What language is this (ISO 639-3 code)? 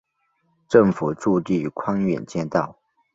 zho